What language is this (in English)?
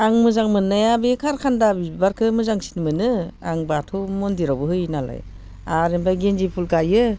Bodo